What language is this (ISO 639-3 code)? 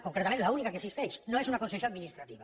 cat